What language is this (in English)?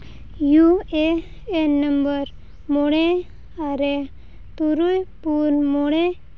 Santali